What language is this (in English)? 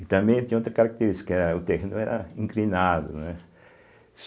Portuguese